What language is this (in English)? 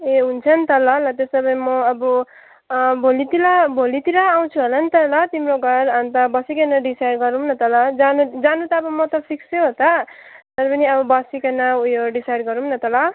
Nepali